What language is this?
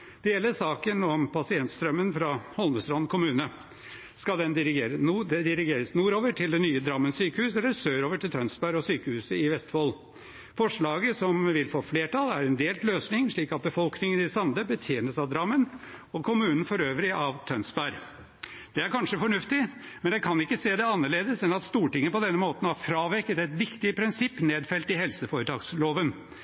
Norwegian Bokmål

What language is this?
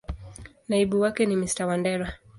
Swahili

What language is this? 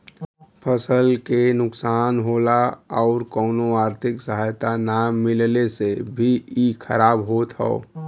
Bhojpuri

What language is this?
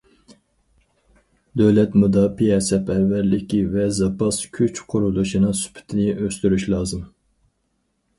Uyghur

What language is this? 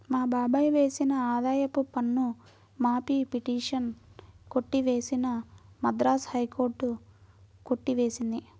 Telugu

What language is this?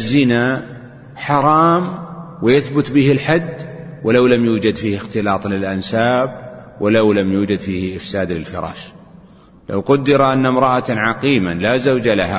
Arabic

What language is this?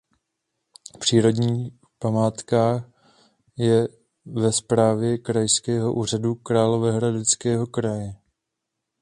Czech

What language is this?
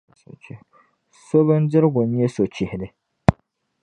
Dagbani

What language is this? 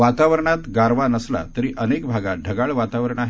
Marathi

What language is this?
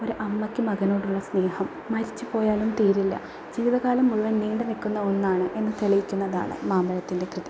Malayalam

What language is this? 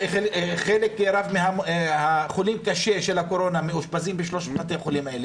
Hebrew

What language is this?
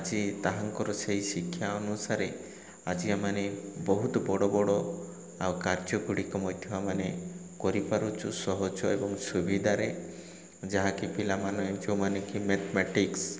Odia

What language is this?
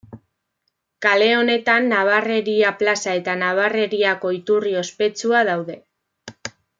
Basque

